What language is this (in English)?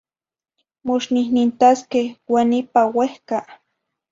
Zacatlán-Ahuacatlán-Tepetzintla Nahuatl